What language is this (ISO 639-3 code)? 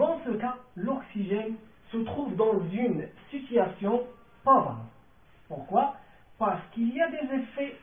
fra